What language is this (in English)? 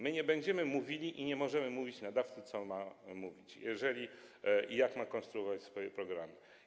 Polish